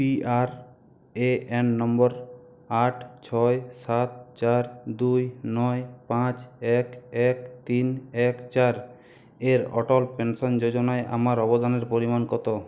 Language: Bangla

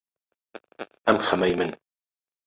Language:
Central Kurdish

